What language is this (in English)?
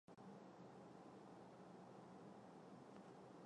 Chinese